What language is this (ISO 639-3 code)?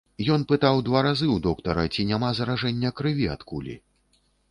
bel